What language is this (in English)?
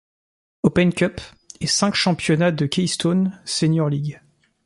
French